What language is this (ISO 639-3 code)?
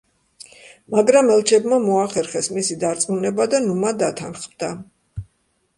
kat